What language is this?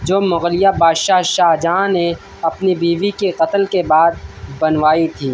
Urdu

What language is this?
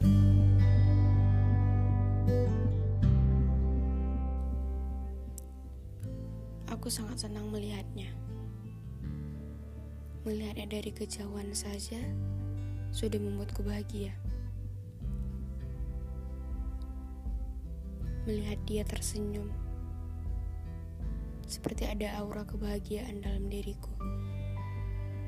Indonesian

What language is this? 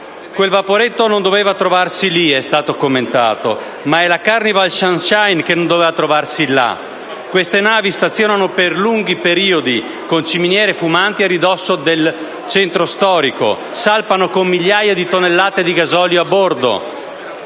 Italian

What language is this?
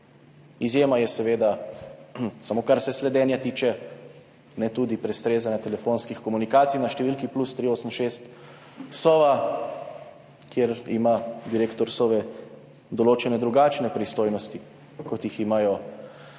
Slovenian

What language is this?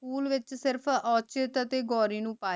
Punjabi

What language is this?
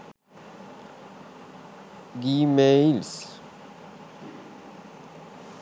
Sinhala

